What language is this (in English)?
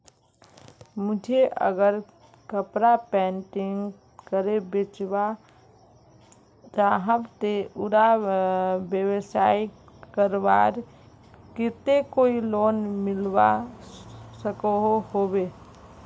Magahi